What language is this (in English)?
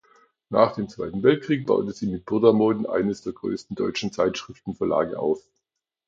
German